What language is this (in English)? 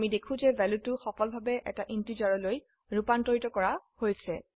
Assamese